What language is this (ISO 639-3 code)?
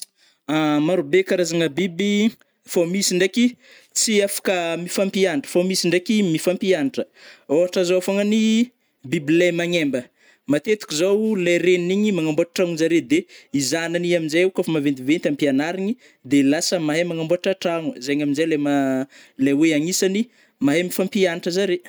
bmm